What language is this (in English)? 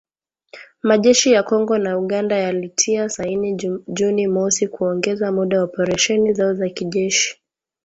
Swahili